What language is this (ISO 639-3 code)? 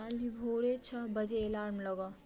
mai